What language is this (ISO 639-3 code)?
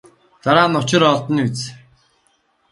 mon